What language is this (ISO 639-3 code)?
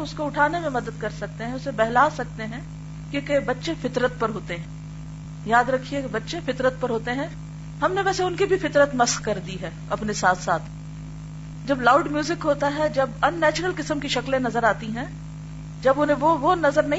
urd